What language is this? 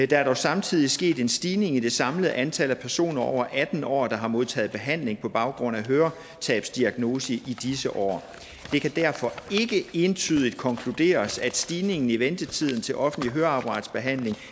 Danish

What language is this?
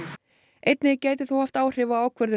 Icelandic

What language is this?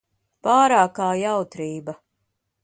Latvian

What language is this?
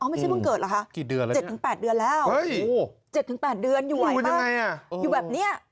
Thai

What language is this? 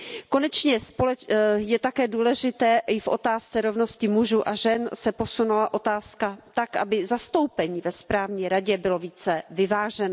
Czech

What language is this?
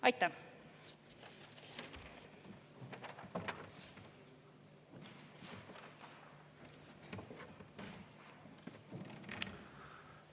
Estonian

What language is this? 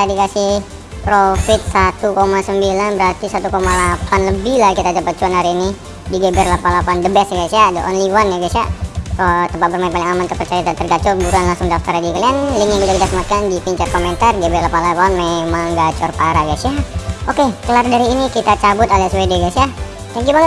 Indonesian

